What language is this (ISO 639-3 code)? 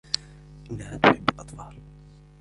ara